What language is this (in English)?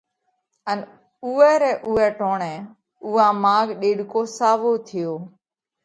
Parkari Koli